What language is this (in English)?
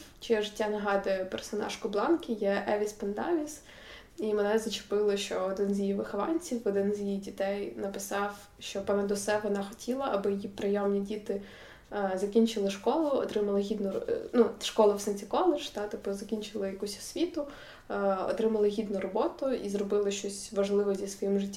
Ukrainian